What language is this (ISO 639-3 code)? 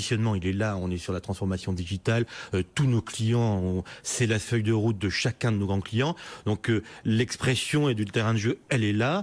fra